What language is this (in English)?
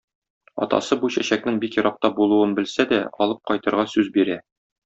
Tatar